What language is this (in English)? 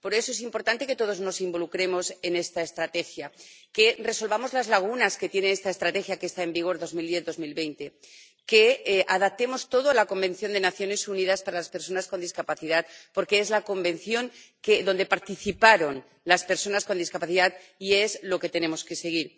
Spanish